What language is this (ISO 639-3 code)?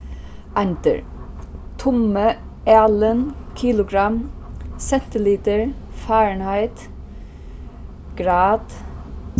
fao